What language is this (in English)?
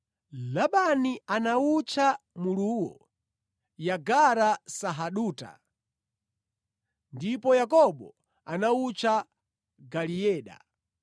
Nyanja